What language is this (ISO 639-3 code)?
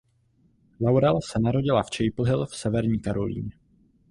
ces